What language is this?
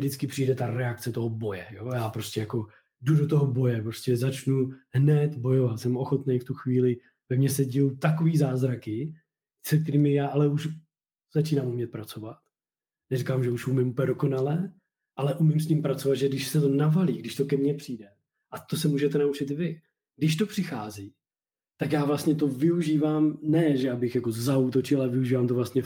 Czech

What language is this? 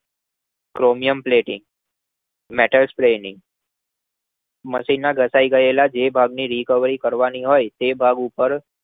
Gujarati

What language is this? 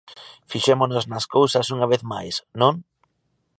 Galician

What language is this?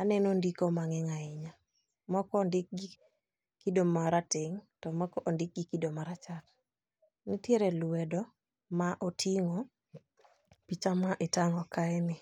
Luo (Kenya and Tanzania)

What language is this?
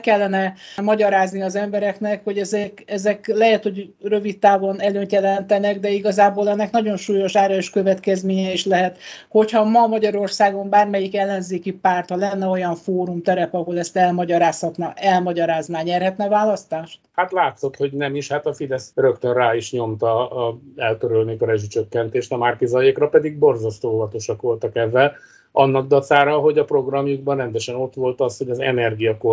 Hungarian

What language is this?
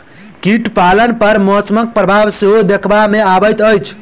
Maithili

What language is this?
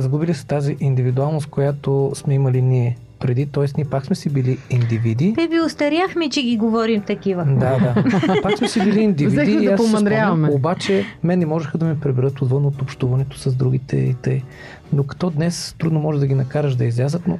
Bulgarian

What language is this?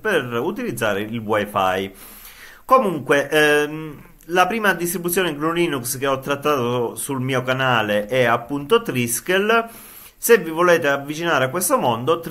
Italian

